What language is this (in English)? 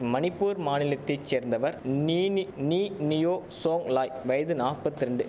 Tamil